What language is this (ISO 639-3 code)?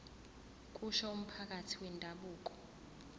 zul